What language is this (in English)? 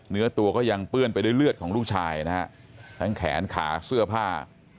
Thai